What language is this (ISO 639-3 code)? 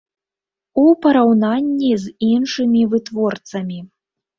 bel